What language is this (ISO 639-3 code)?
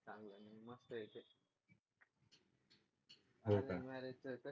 mar